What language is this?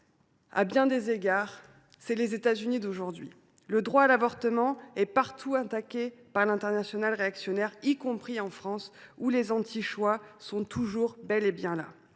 French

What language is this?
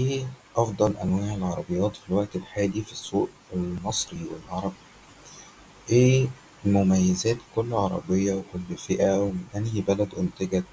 Arabic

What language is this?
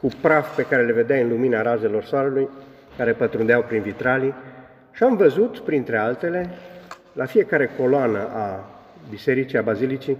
Romanian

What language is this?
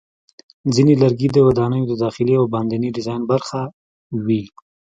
Pashto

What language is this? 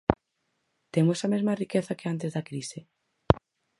Galician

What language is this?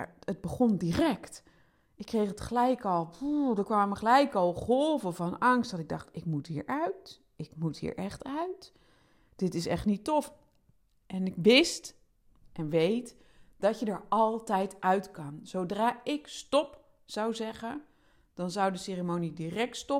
Dutch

